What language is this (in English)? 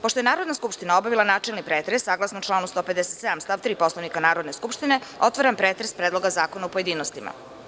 Serbian